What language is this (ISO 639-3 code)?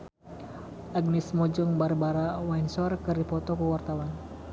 sun